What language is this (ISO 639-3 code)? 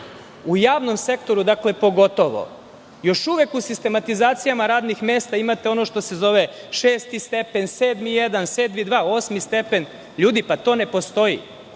srp